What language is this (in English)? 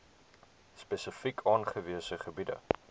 Afrikaans